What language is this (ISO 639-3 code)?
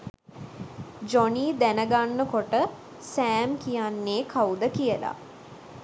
sin